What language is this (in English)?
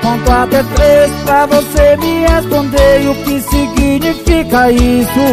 Portuguese